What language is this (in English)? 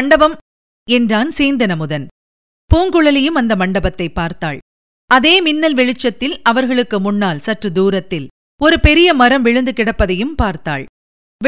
Tamil